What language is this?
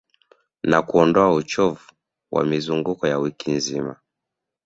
Swahili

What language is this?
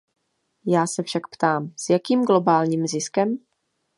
Czech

